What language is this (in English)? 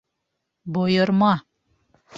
Bashkir